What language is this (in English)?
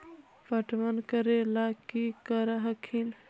Magahi